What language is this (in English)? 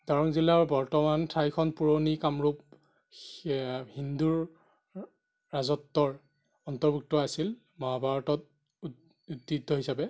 Assamese